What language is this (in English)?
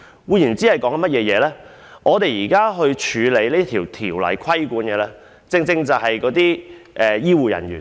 Cantonese